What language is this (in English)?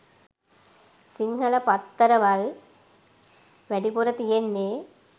Sinhala